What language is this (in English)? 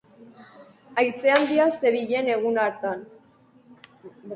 Basque